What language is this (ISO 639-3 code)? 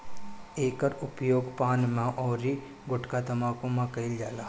bho